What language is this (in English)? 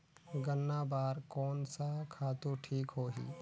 Chhattisgarhi